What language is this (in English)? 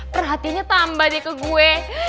Indonesian